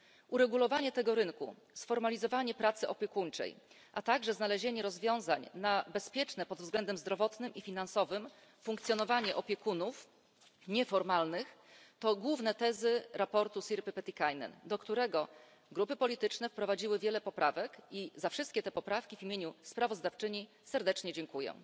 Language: Polish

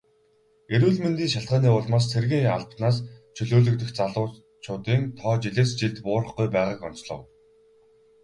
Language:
Mongolian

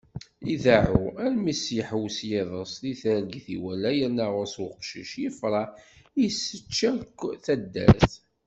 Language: Kabyle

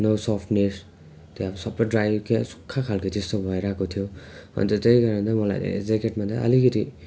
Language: Nepali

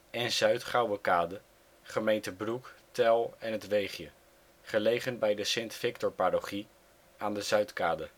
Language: Dutch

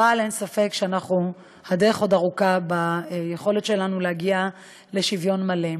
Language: Hebrew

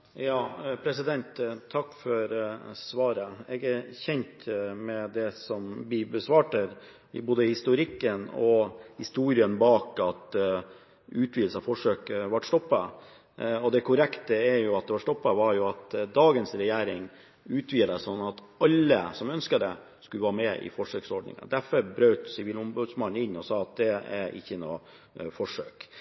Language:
Norwegian Bokmål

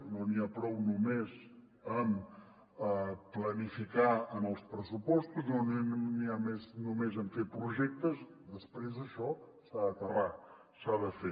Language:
Catalan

